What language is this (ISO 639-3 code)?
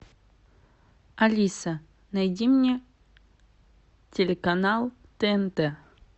rus